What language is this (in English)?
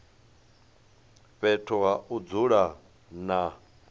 Venda